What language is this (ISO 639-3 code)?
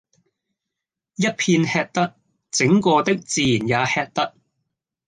yue